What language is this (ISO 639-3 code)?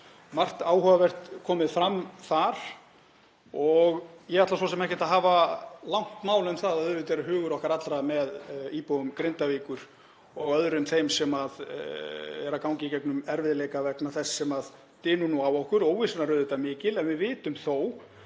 isl